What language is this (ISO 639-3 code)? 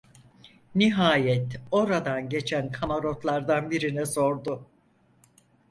tur